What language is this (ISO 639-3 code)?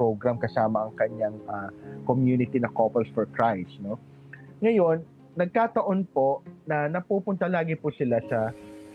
fil